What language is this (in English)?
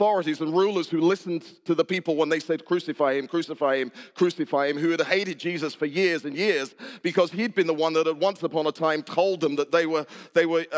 English